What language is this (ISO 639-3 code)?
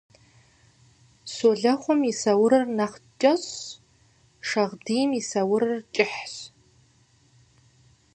kbd